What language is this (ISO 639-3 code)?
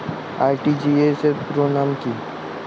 ben